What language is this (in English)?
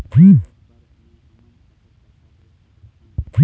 Chhattisgarhi